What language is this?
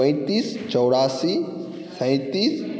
Maithili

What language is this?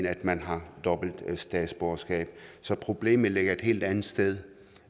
Danish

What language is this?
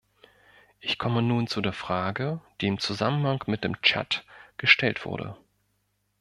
German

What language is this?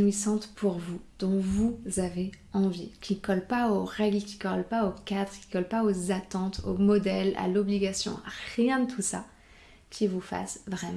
French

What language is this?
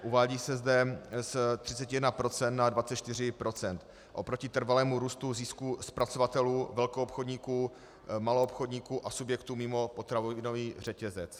Czech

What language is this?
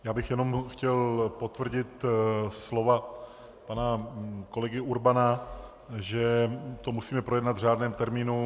Czech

